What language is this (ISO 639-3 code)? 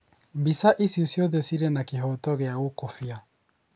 kik